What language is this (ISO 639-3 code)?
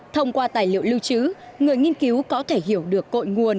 vie